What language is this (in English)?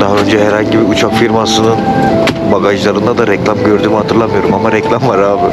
Turkish